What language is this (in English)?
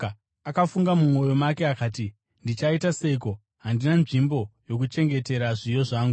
Shona